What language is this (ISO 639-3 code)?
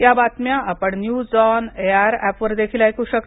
mar